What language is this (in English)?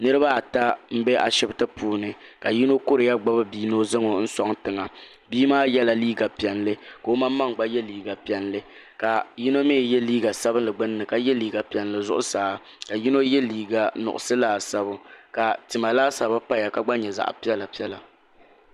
Dagbani